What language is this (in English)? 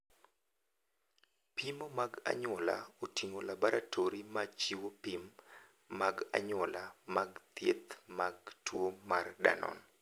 Luo (Kenya and Tanzania)